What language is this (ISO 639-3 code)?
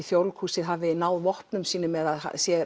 isl